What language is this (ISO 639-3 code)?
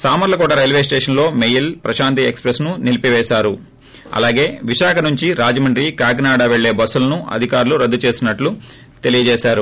tel